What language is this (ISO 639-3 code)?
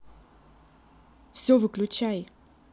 rus